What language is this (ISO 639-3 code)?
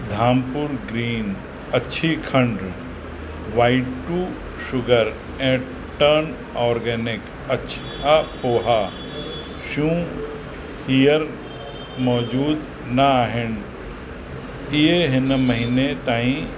snd